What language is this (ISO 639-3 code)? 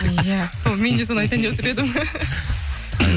kaz